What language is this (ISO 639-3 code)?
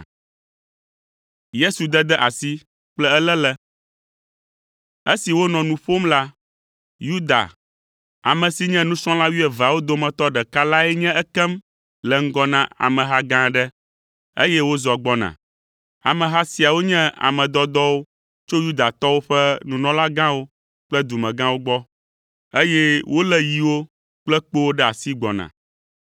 ewe